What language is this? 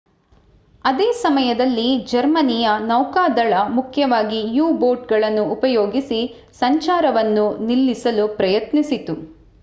Kannada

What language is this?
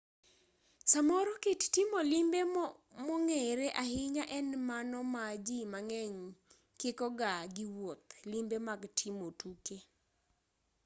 Luo (Kenya and Tanzania)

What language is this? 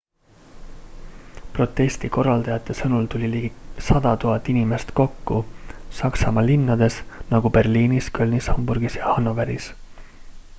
Estonian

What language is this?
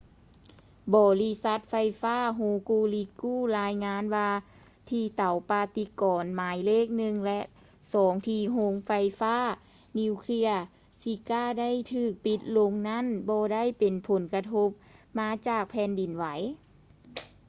Lao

